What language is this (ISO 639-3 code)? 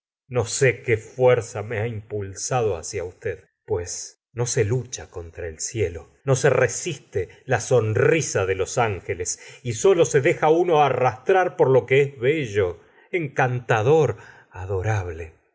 spa